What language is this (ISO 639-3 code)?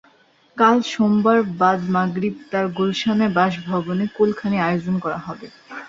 ben